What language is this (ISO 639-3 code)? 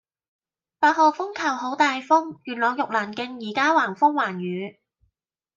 yue